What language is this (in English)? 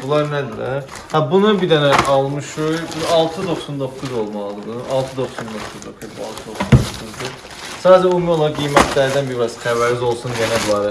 Turkish